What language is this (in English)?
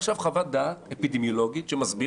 Hebrew